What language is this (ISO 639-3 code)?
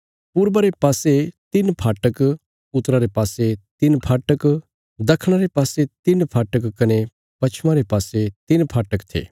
kfs